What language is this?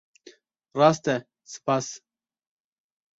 Kurdish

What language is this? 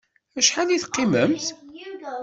Kabyle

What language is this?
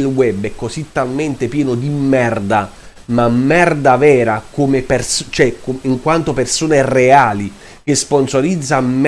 Italian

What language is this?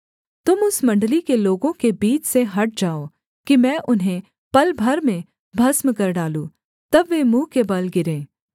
Hindi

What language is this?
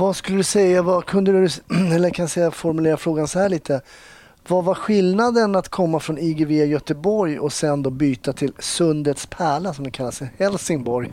Swedish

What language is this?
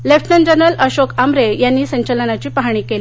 Marathi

